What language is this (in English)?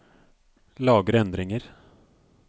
Norwegian